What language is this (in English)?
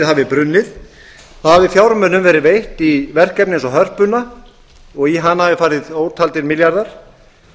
Icelandic